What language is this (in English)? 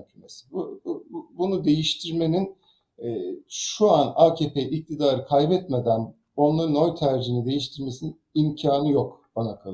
Turkish